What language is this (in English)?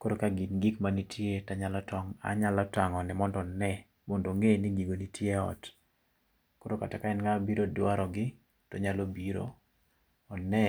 Luo (Kenya and Tanzania)